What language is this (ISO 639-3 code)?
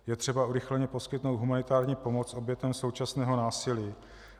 ces